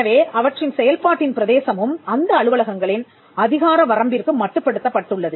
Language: Tamil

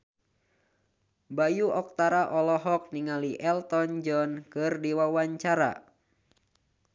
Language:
Sundanese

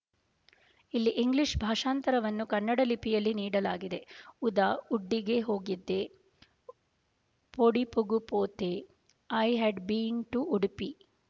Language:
Kannada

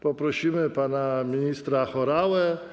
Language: Polish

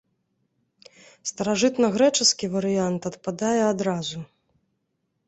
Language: Belarusian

